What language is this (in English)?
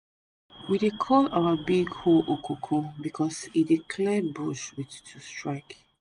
Nigerian Pidgin